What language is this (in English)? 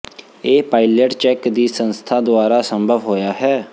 Punjabi